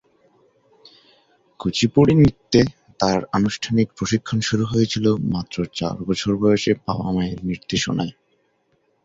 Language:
Bangla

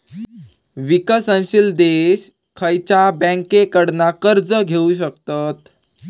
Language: Marathi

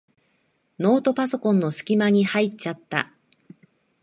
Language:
Japanese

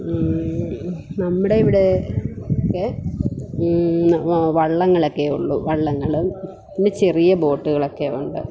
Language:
Malayalam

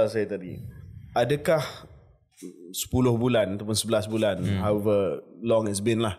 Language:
Malay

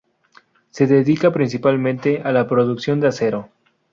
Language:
Spanish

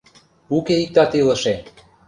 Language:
Mari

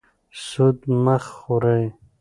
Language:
Pashto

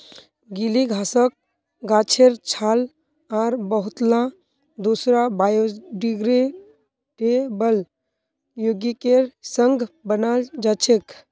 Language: Magahi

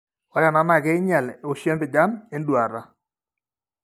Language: Masai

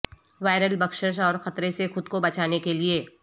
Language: Urdu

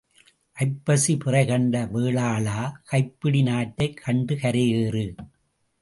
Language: Tamil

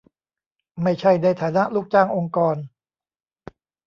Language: Thai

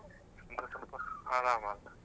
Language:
Kannada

